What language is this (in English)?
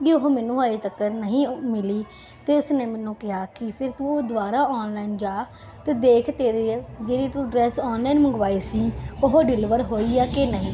Punjabi